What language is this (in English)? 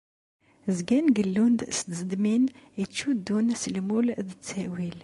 Kabyle